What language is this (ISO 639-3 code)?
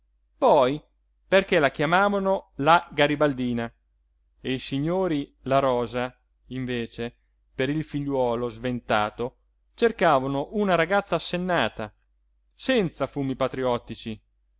ita